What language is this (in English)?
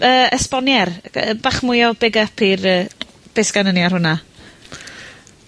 Welsh